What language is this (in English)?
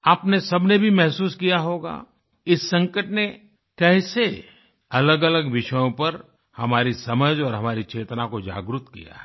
Hindi